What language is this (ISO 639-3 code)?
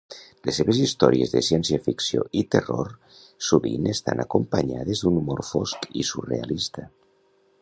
cat